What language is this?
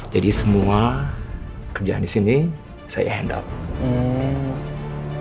Indonesian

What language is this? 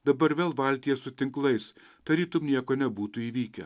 Lithuanian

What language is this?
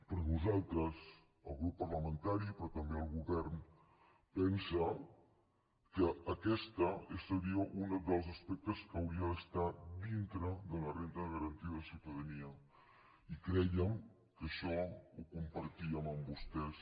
Catalan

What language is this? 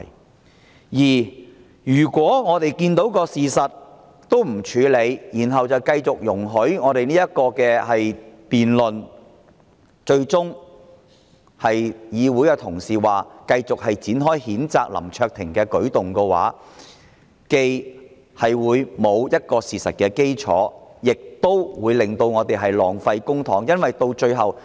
Cantonese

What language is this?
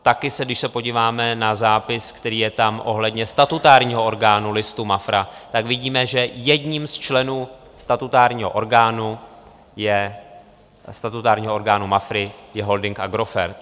Czech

